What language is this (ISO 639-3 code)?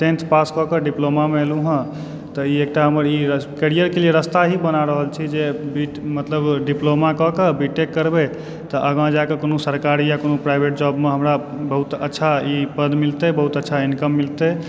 mai